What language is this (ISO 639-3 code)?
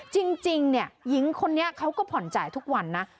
tha